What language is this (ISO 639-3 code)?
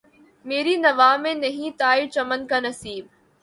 urd